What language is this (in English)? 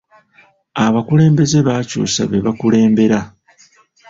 Ganda